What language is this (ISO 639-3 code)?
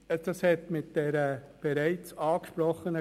gsw